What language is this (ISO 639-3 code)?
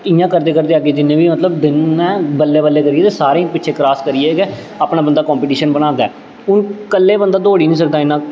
doi